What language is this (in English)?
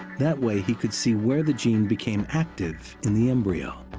English